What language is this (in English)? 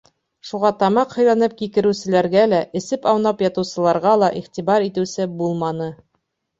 Bashkir